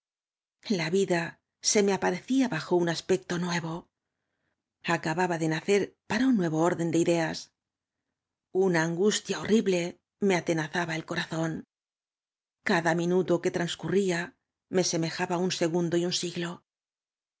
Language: Spanish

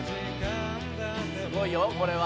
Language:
Japanese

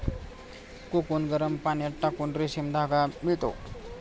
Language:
Marathi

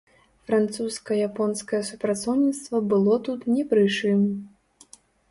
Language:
Belarusian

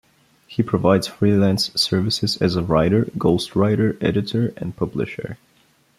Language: English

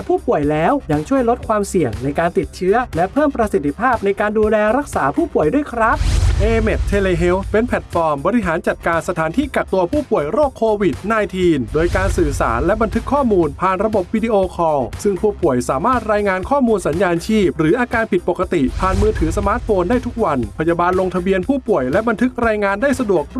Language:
Thai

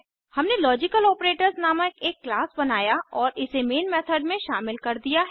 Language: Hindi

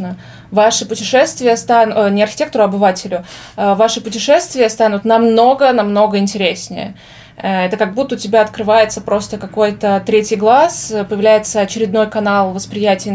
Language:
Russian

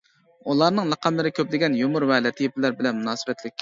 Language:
Uyghur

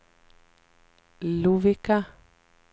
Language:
Swedish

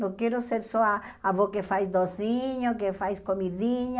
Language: Portuguese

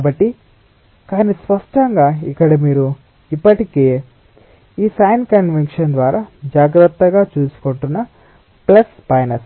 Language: Telugu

